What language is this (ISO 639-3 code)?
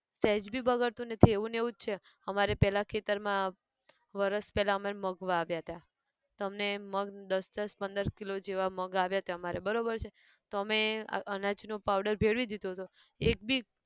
guj